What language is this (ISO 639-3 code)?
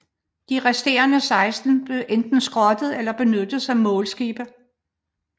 dan